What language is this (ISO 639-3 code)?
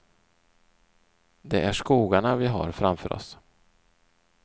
swe